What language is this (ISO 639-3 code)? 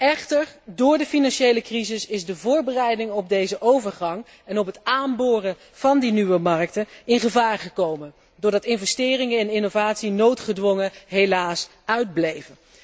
nld